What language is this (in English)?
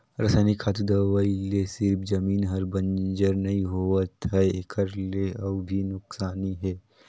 Chhattisgarhi